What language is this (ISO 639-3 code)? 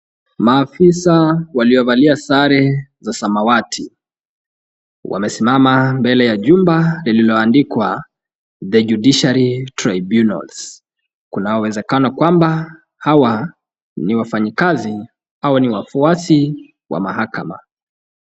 swa